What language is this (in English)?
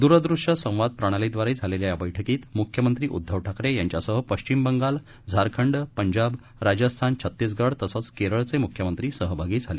Marathi